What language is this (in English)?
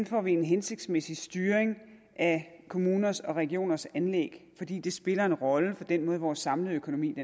Danish